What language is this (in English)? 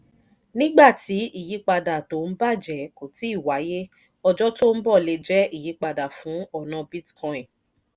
Yoruba